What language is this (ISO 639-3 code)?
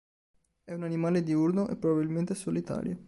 ita